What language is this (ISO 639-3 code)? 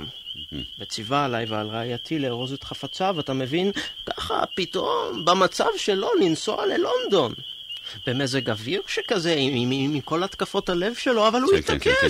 heb